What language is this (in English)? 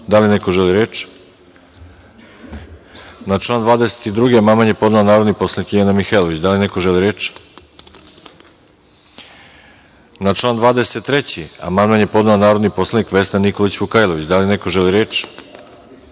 Serbian